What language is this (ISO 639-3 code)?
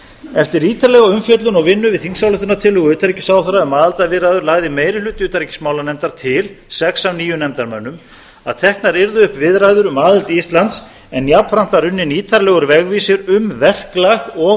isl